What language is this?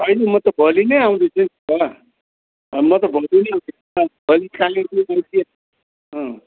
Nepali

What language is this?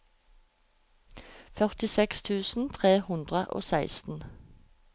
Norwegian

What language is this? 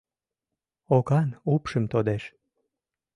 Mari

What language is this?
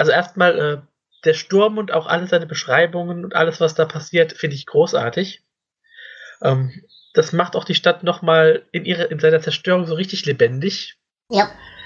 German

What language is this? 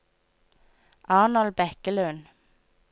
Norwegian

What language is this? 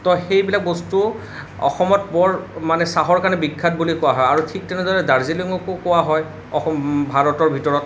Assamese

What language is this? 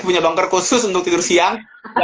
Indonesian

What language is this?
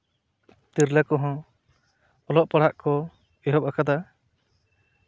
Santali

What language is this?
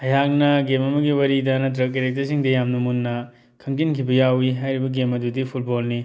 Manipuri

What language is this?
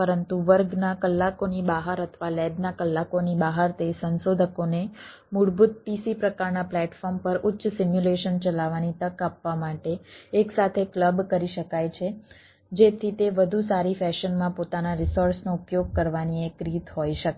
Gujarati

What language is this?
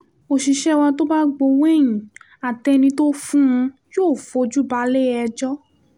Yoruba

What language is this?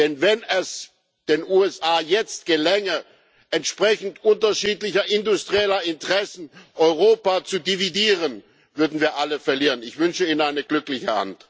German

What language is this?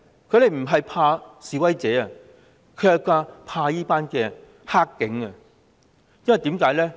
Cantonese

